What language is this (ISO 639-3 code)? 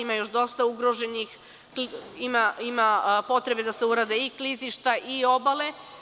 srp